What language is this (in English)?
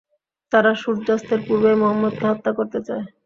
Bangla